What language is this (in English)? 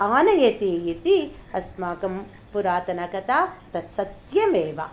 Sanskrit